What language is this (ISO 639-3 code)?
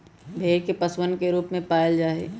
mag